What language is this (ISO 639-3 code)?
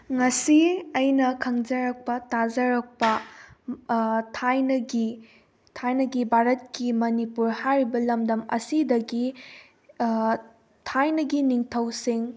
mni